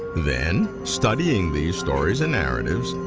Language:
English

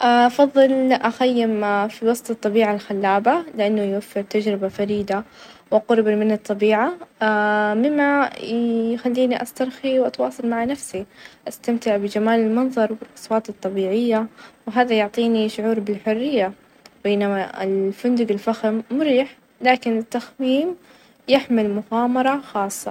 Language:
Najdi Arabic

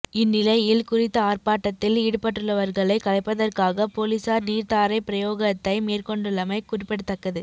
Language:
Tamil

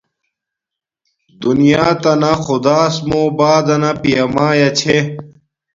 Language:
Domaaki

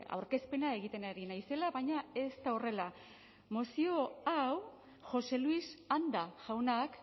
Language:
Basque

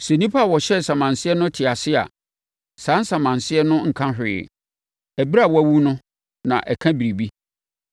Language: Akan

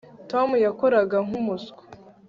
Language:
Kinyarwanda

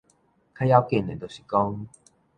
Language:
Min Nan Chinese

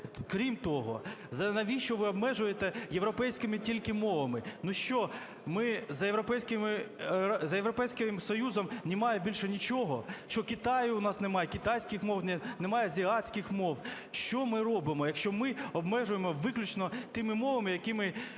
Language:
Ukrainian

